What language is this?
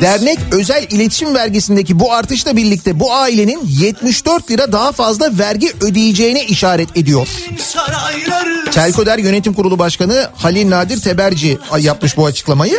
Turkish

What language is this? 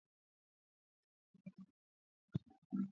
Swahili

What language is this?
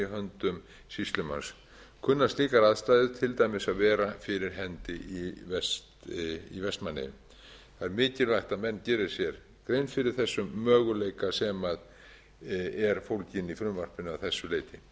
Icelandic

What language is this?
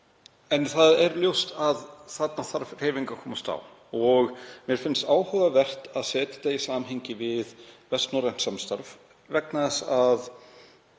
Icelandic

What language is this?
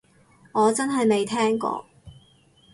Cantonese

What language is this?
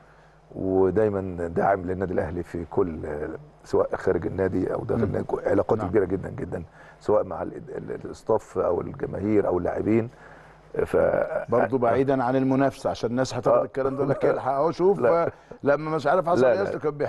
Arabic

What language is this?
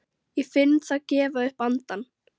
Icelandic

